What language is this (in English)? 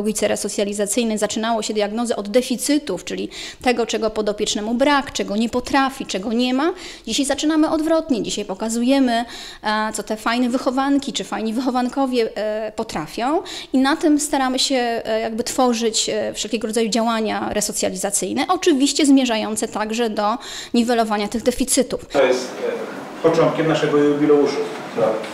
Polish